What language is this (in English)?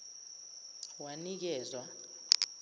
Zulu